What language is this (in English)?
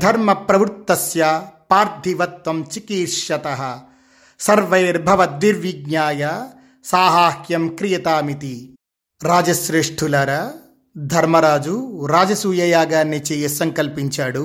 Telugu